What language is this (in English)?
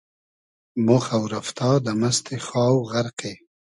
Hazaragi